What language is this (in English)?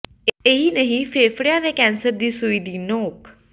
Punjabi